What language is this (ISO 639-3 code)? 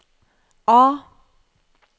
nor